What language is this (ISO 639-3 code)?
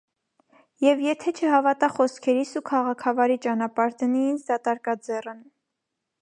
hye